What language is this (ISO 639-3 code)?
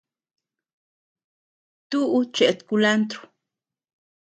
cux